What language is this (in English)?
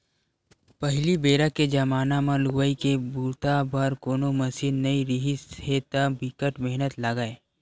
Chhattisgarhi